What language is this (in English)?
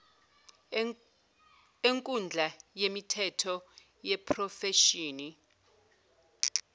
Zulu